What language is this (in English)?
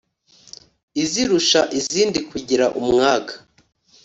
Kinyarwanda